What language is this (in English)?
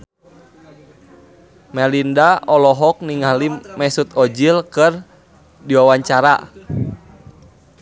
Sundanese